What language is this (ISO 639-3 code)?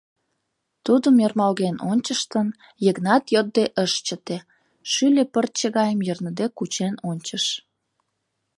chm